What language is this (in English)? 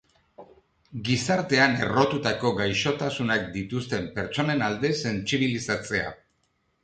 Basque